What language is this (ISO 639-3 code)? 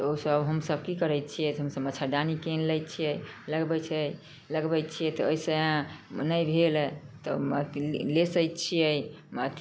mai